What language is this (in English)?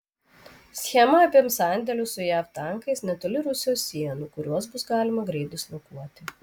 Lithuanian